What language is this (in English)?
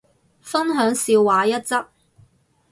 Cantonese